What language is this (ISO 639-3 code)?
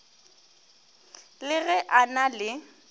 nso